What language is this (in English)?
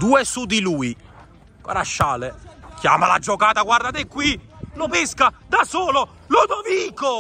Italian